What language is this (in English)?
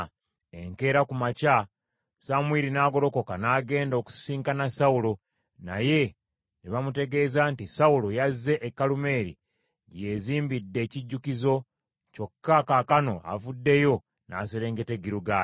Ganda